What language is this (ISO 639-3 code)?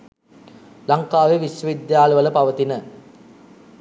sin